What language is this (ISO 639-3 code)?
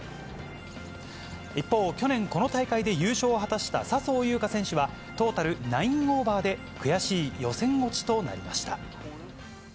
jpn